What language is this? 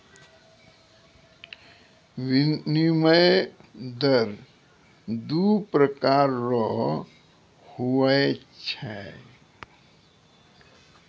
Maithili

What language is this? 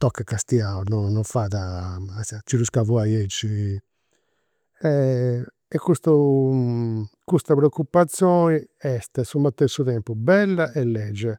Campidanese Sardinian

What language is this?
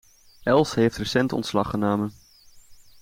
Dutch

